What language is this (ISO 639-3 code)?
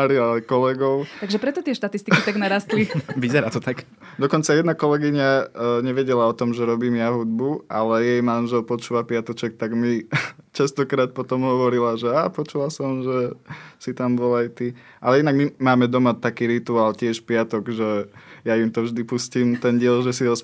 slk